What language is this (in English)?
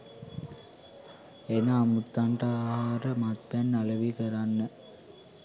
Sinhala